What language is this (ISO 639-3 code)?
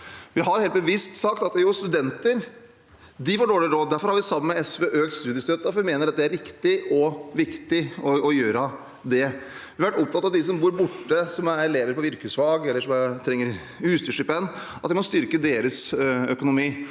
nor